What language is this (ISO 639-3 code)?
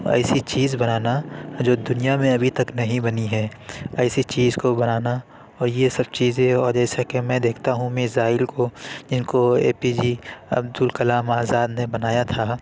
urd